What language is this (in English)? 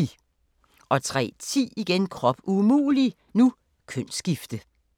Danish